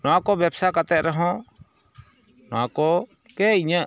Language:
Santali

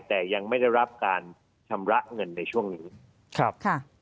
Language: Thai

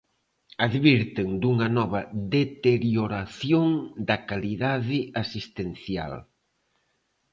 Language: Galician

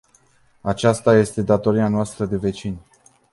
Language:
Romanian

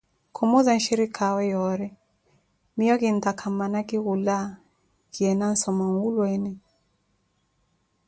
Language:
Koti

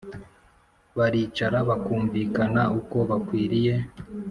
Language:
Kinyarwanda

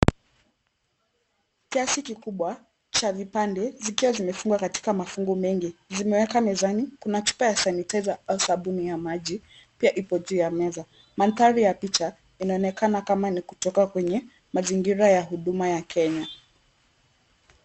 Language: Swahili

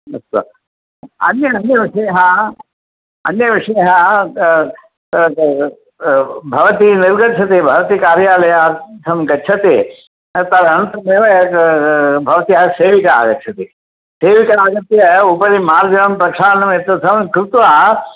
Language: Sanskrit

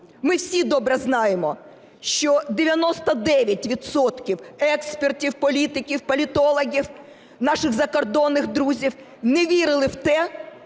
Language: Ukrainian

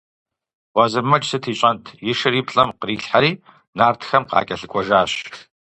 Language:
Kabardian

